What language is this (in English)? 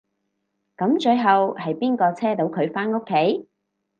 Cantonese